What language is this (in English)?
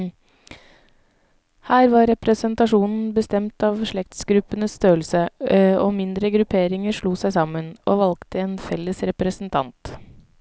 Norwegian